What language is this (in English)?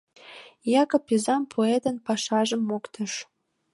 Mari